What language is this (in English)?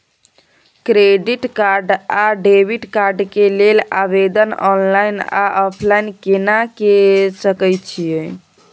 Maithili